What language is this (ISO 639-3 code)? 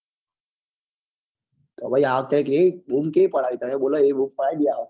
guj